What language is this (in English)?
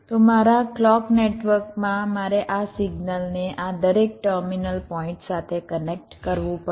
Gujarati